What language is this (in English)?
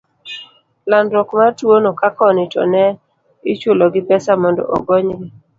Luo (Kenya and Tanzania)